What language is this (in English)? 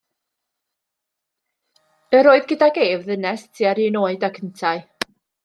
Welsh